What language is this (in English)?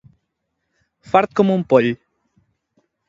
Catalan